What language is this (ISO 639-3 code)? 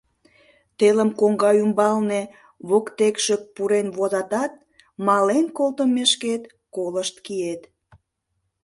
chm